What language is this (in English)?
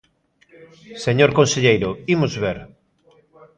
Galician